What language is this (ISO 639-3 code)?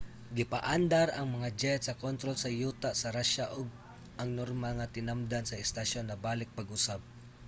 ceb